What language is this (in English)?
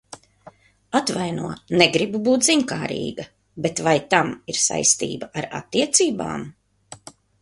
Latvian